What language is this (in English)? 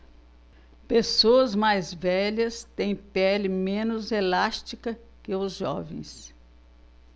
Portuguese